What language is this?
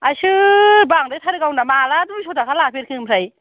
Bodo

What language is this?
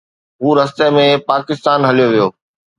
Sindhi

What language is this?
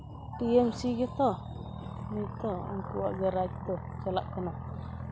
Santali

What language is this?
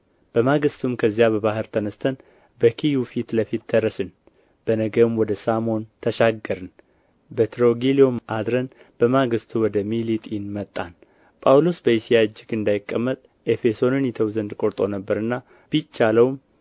Amharic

